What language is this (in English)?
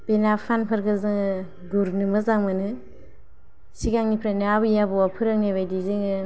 Bodo